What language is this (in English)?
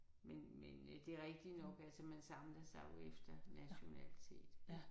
Danish